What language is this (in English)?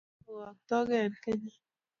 Kalenjin